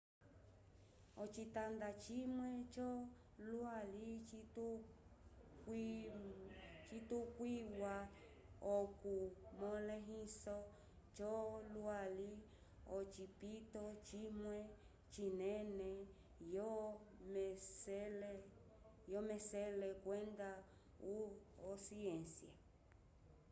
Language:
Umbundu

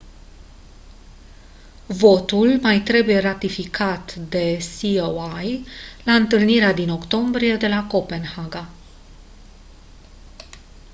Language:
Romanian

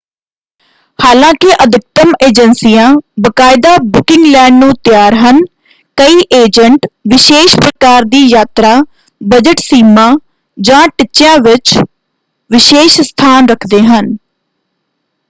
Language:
Punjabi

